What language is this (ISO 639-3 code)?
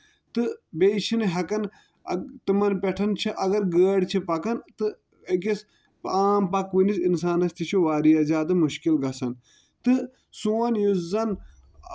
kas